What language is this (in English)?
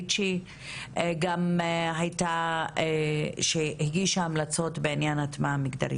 Hebrew